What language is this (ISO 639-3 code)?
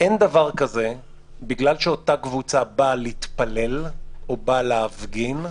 heb